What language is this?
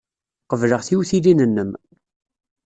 Kabyle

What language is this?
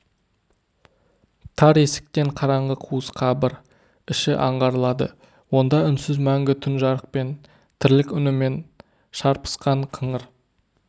Kazakh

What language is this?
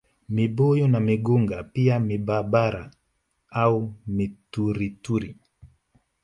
Swahili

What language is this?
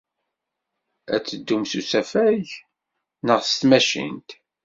Kabyle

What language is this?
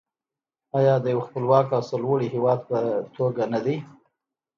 Pashto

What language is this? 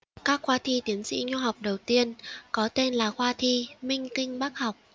Vietnamese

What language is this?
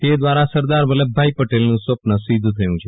Gujarati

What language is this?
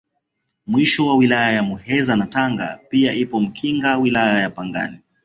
Swahili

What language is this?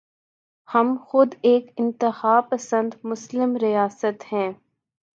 Urdu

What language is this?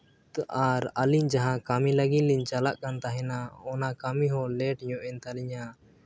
Santali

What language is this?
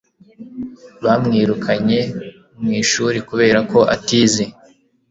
Kinyarwanda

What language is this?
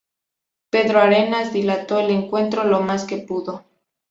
Spanish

